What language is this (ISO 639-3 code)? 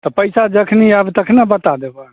mai